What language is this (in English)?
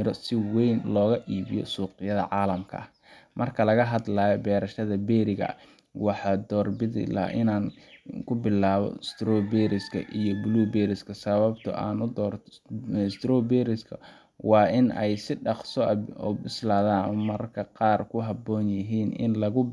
Somali